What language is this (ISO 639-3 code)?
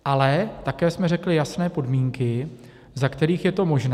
ces